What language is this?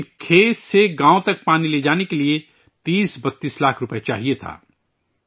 Urdu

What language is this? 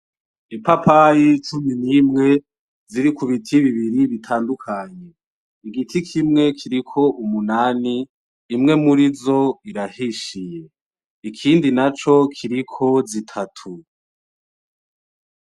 Rundi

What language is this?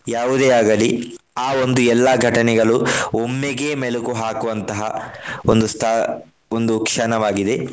Kannada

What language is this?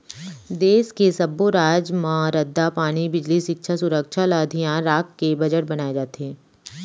Chhattisgarhi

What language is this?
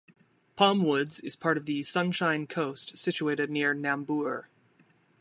English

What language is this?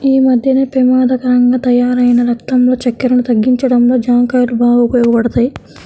Telugu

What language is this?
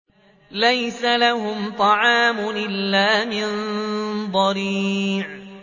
Arabic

